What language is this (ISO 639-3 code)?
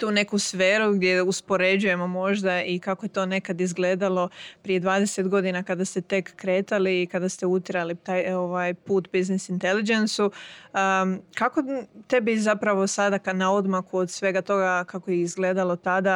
hrv